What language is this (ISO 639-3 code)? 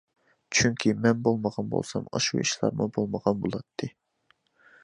uig